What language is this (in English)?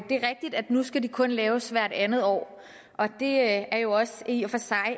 Danish